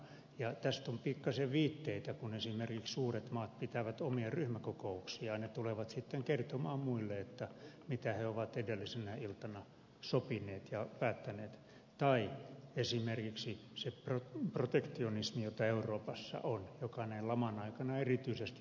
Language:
Finnish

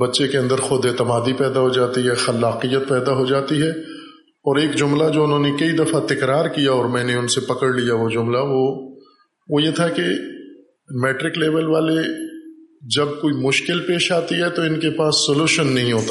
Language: Urdu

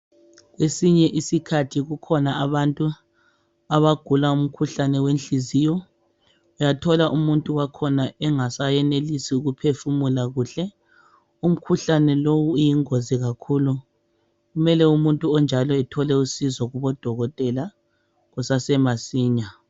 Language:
North Ndebele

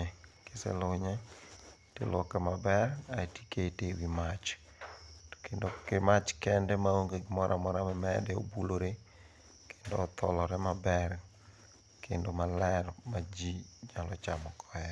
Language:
Luo (Kenya and Tanzania)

